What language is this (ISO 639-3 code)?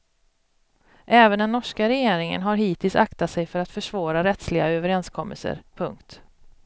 swe